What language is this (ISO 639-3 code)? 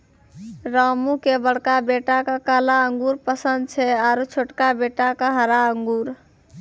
mai